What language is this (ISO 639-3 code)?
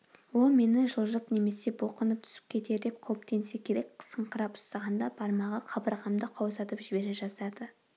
kaz